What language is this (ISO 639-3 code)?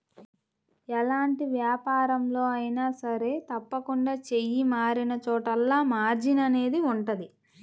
tel